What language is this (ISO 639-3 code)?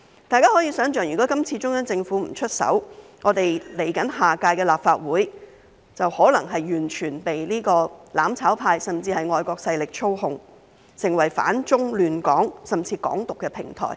yue